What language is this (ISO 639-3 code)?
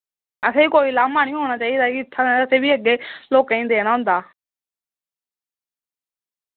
doi